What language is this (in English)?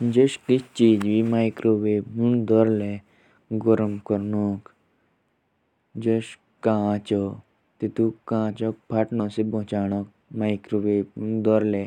Jaunsari